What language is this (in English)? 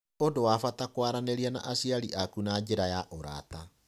Kikuyu